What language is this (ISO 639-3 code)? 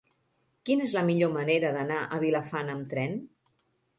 cat